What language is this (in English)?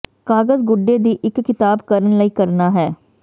Punjabi